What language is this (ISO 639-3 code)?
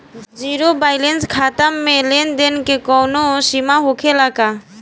bho